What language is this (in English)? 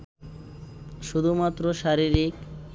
Bangla